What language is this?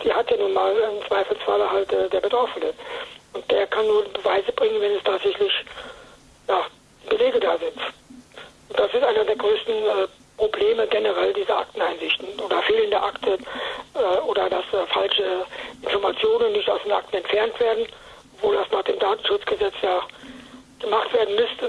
German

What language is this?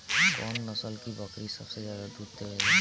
Bhojpuri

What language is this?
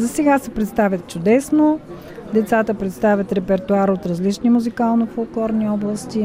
Bulgarian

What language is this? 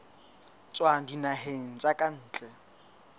Southern Sotho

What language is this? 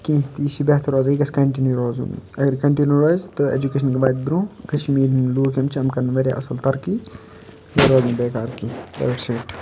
Kashmiri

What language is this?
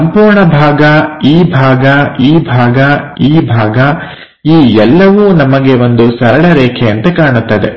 Kannada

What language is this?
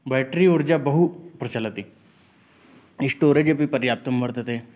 Sanskrit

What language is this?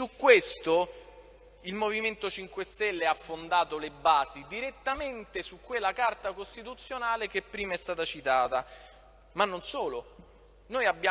Italian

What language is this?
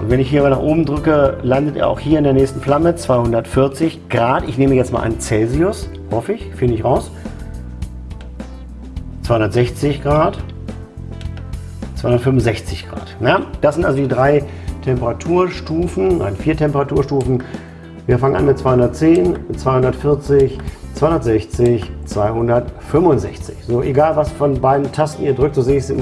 German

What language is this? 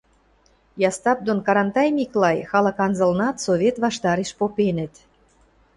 Western Mari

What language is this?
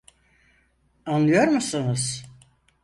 Turkish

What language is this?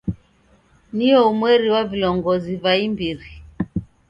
Taita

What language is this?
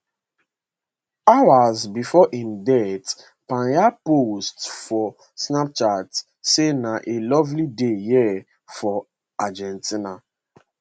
Nigerian Pidgin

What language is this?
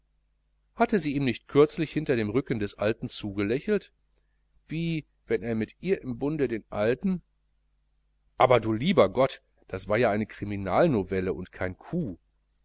German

